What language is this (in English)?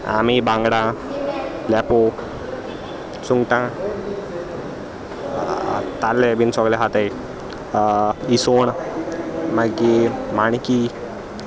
Konkani